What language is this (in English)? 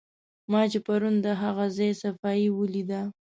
Pashto